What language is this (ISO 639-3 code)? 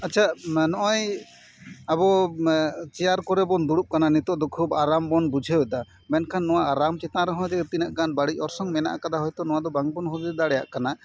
sat